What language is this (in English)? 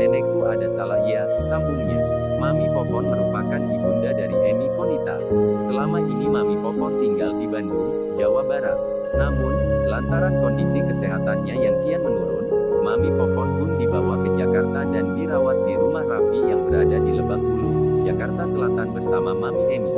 Indonesian